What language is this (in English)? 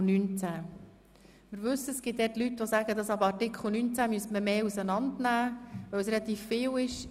Swiss German